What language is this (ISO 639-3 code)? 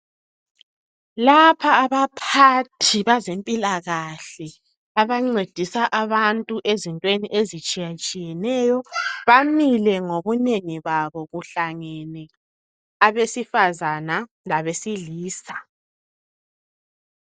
nde